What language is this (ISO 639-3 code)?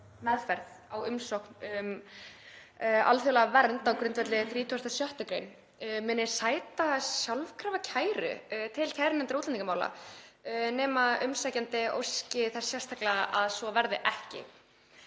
isl